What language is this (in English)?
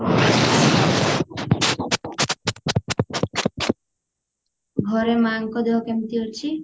Odia